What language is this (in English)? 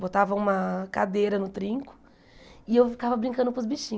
Portuguese